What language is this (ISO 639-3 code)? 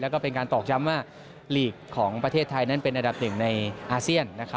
tha